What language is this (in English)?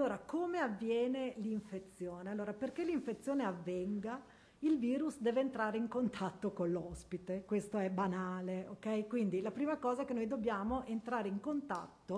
Italian